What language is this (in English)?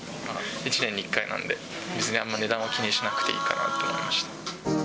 Japanese